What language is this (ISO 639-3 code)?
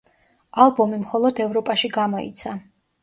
kat